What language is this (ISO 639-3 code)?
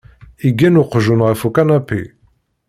kab